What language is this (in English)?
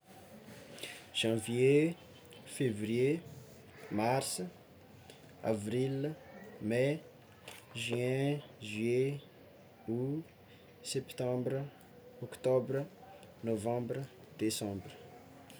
Tsimihety Malagasy